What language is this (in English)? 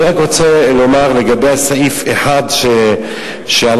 Hebrew